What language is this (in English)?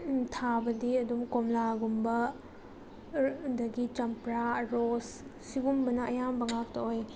Manipuri